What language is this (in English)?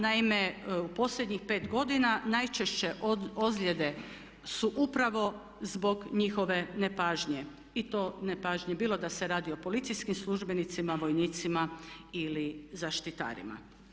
Croatian